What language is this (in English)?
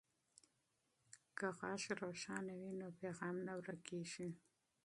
Pashto